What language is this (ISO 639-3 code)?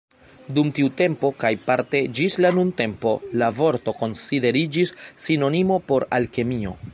epo